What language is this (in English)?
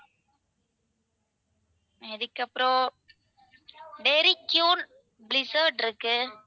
Tamil